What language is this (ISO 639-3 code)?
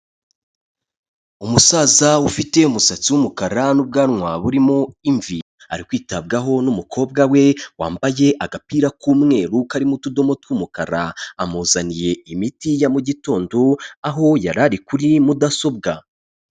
kin